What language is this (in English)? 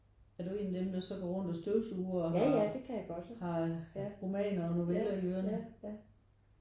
Danish